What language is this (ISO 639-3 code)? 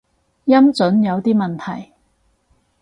yue